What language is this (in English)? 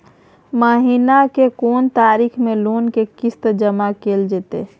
Maithili